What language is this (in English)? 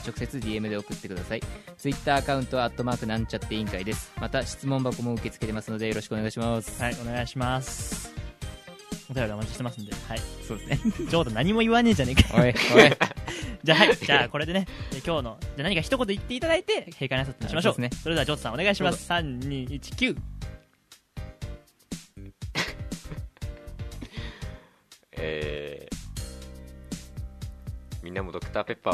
Japanese